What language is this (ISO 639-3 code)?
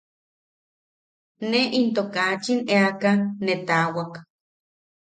yaq